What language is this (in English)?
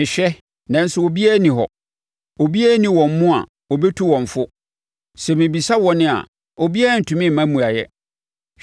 Akan